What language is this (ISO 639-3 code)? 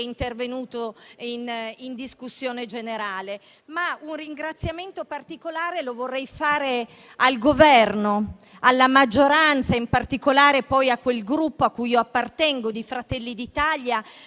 ita